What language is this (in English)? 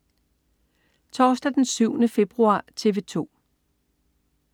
Danish